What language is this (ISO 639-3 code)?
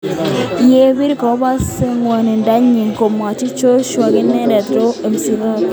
kln